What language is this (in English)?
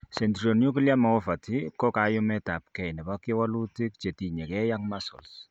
Kalenjin